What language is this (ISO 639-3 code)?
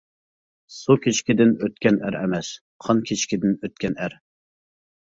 uig